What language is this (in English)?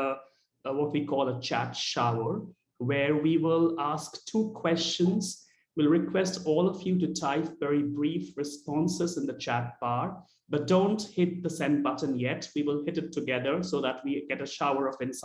English